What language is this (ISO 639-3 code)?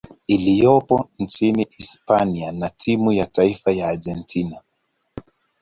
swa